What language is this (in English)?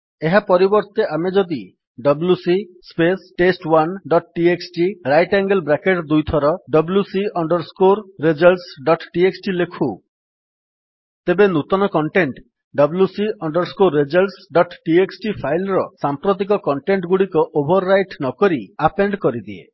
Odia